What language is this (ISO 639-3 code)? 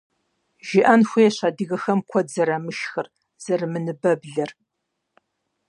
kbd